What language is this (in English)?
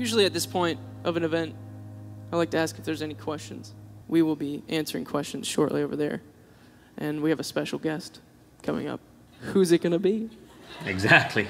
English